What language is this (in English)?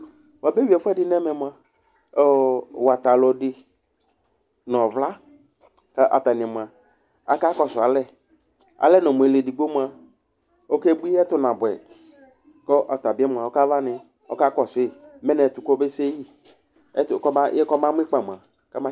Ikposo